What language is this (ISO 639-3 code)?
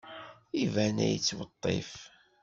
kab